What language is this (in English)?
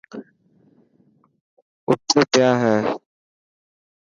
Dhatki